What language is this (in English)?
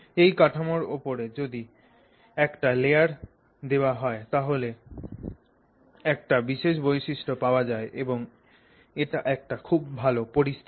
Bangla